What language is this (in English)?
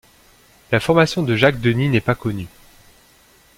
French